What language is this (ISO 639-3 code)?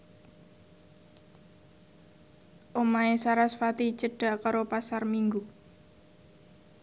jav